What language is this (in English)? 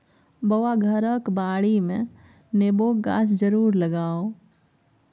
Maithili